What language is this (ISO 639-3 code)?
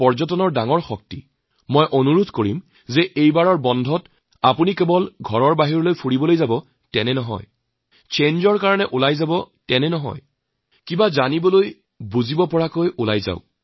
asm